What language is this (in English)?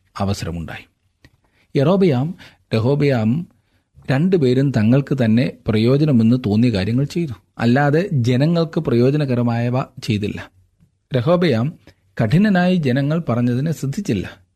Malayalam